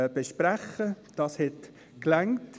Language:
Swiss German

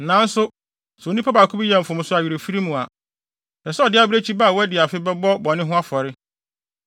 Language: Akan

